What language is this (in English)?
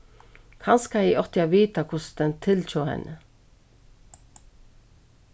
Faroese